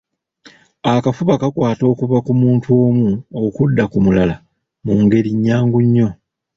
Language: Ganda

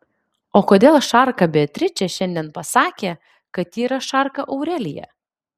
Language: Lithuanian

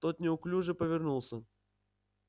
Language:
Russian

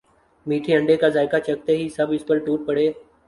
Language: Urdu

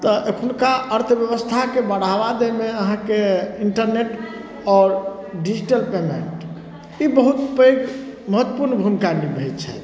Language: Maithili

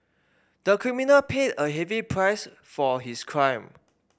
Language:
English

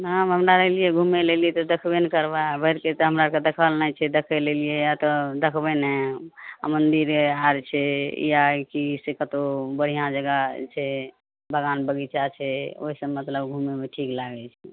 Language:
Maithili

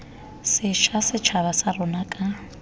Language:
Tswana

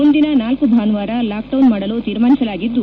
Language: Kannada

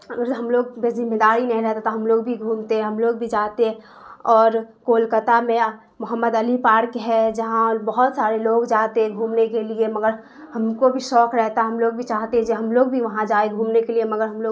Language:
Urdu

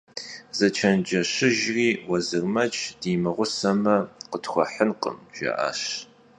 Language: Kabardian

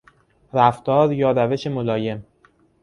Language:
Persian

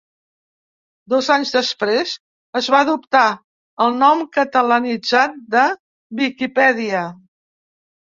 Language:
Catalan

